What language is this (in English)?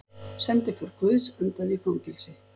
Icelandic